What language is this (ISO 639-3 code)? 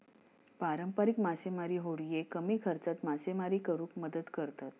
mar